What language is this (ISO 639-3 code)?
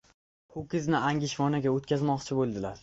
uzb